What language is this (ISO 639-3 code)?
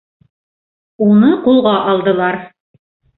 bak